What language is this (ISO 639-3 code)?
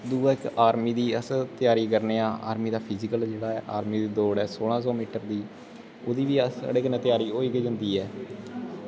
doi